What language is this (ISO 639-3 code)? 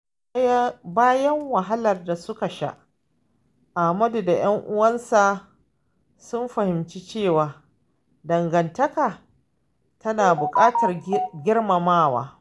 hau